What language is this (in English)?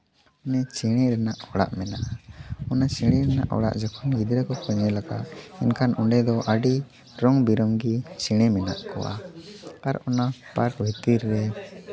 Santali